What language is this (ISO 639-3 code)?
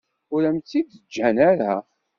kab